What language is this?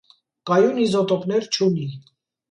Armenian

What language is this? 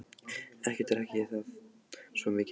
Icelandic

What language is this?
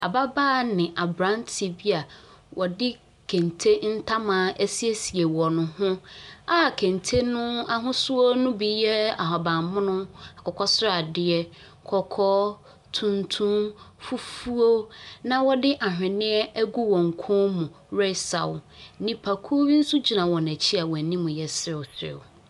Akan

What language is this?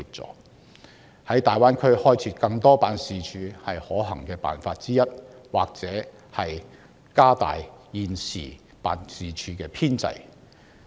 Cantonese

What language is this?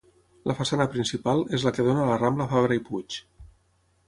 Catalan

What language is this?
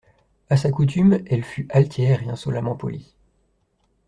French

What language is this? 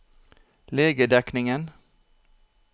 Norwegian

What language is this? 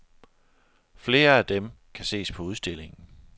Danish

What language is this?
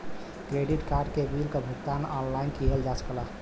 Bhojpuri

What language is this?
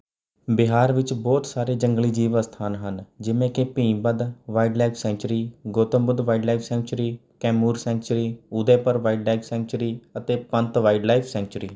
Punjabi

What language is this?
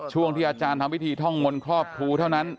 Thai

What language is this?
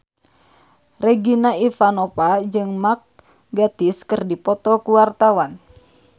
Sundanese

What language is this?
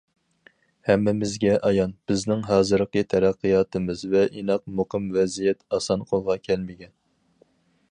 Uyghur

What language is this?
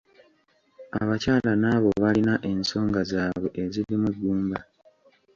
Ganda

